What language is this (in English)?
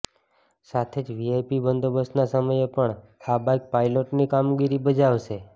Gujarati